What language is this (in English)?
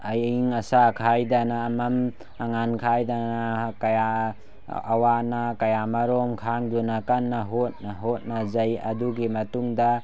Manipuri